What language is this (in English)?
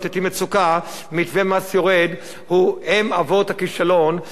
Hebrew